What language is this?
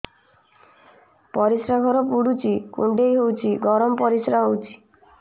Odia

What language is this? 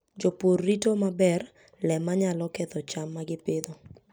Luo (Kenya and Tanzania)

